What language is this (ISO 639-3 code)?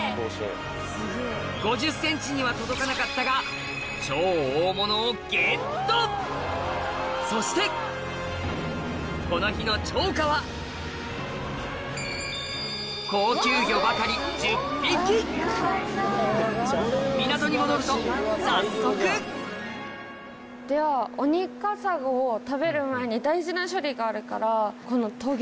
jpn